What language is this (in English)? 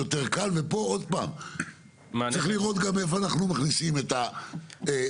Hebrew